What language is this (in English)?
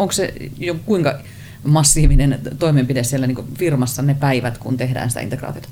Finnish